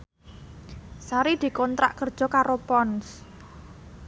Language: Javanese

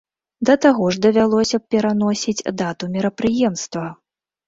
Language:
Belarusian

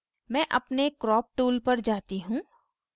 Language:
Hindi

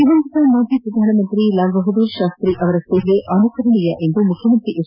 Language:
Kannada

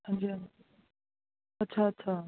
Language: Punjabi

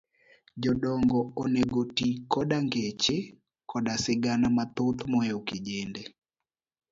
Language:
Luo (Kenya and Tanzania)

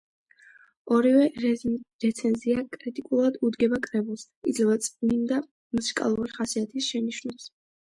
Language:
Georgian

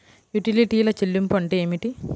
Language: Telugu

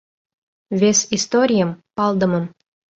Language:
Mari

